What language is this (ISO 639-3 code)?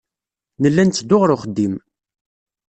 kab